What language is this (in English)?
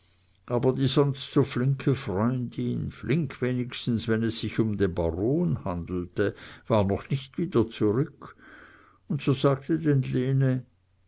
German